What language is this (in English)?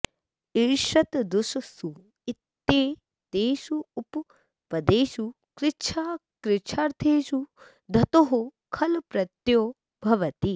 Sanskrit